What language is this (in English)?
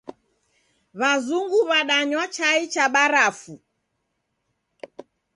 Taita